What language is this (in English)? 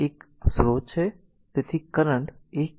Gujarati